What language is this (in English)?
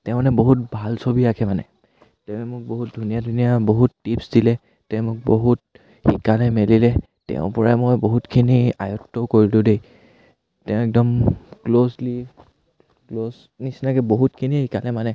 Assamese